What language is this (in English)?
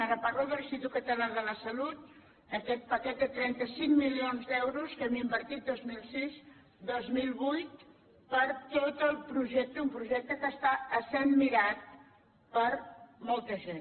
Catalan